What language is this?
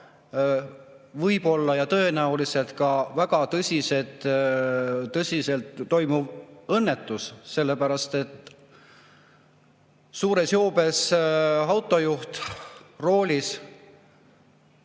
Estonian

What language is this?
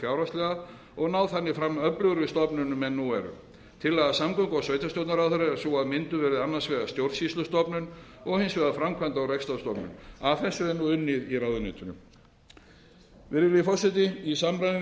Icelandic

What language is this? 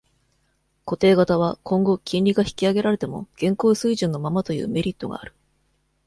Japanese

